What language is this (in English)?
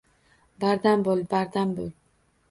Uzbek